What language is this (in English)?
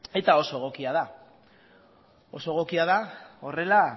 Basque